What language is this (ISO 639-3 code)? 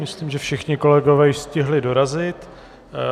ces